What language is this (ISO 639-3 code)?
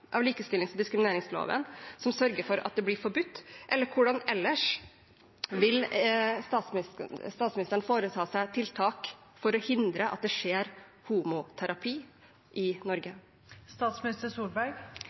nob